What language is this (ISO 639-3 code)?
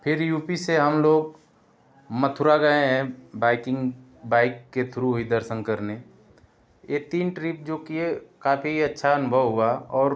hin